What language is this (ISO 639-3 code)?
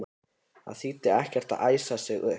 isl